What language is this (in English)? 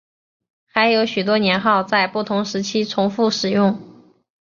Chinese